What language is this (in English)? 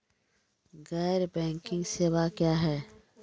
Maithili